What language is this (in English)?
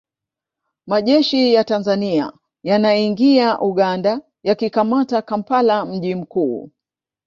Swahili